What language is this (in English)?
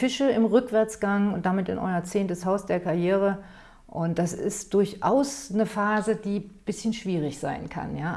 German